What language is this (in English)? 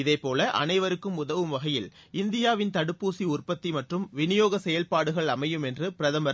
Tamil